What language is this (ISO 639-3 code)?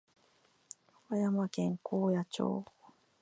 jpn